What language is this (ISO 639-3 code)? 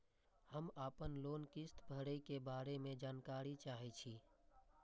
mai